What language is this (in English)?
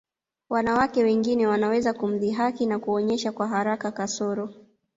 Swahili